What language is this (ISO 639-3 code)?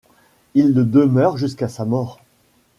fra